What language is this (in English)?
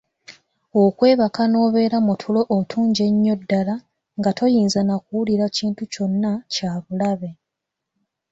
Ganda